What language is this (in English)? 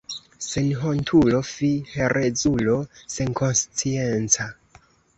Esperanto